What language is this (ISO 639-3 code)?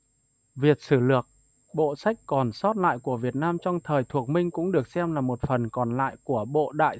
vie